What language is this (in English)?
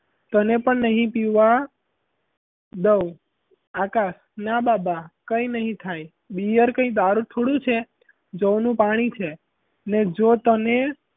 Gujarati